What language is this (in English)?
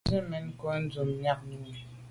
Medumba